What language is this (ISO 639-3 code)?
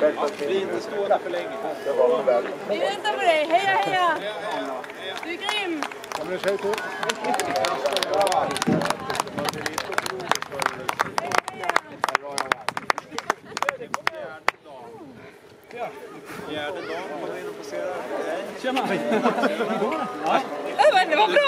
swe